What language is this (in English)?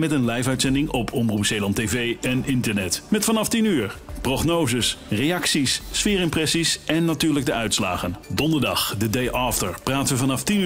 Dutch